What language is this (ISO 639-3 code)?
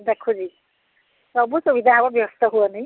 ori